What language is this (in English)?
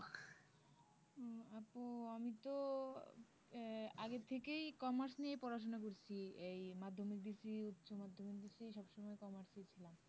Bangla